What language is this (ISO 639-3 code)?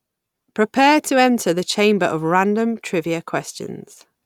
eng